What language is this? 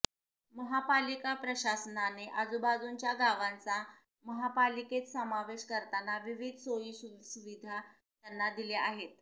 Marathi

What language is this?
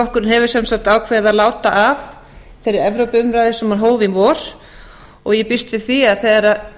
Icelandic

